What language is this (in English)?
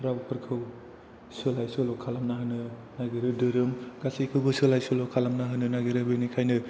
Bodo